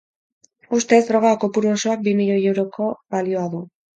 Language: Basque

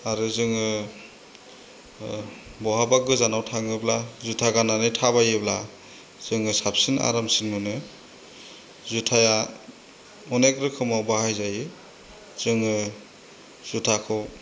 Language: Bodo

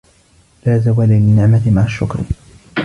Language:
Arabic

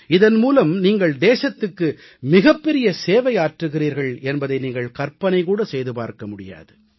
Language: Tamil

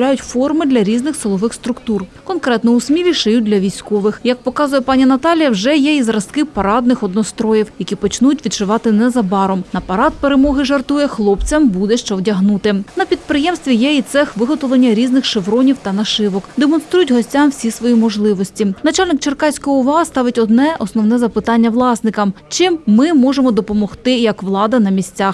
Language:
Ukrainian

